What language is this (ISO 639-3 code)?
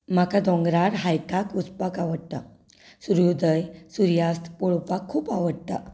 kok